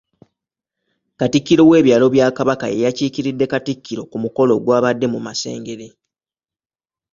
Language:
Ganda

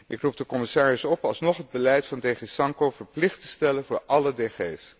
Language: Dutch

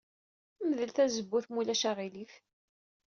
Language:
Kabyle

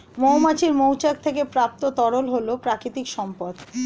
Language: Bangla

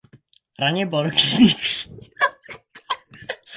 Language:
Czech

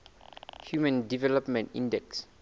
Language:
Southern Sotho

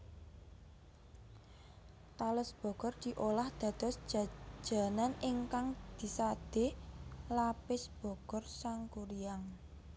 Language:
Javanese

